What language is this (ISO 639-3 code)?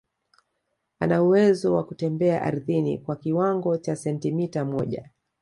swa